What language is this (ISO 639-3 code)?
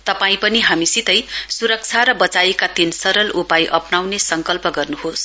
nep